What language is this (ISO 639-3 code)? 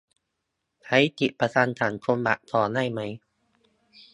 tha